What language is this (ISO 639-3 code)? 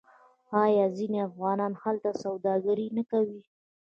pus